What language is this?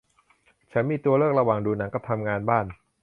Thai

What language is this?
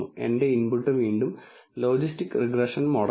Malayalam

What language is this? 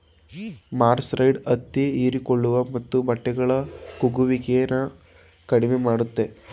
Kannada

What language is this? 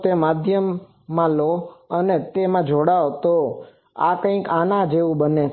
Gujarati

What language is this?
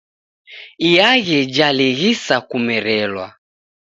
Taita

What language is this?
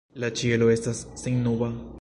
Esperanto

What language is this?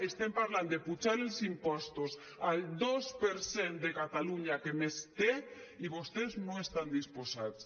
Catalan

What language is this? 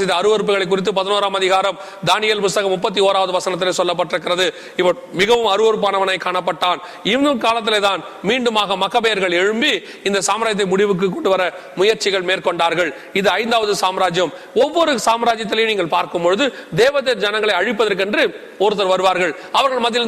Tamil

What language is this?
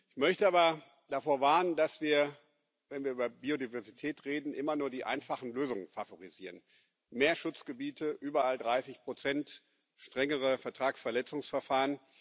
German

